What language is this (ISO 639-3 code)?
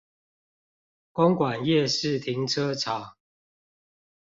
zho